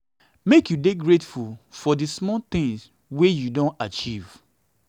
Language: Nigerian Pidgin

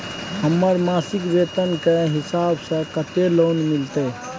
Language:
Maithili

